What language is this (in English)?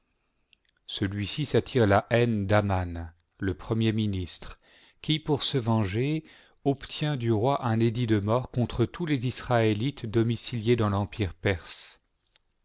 French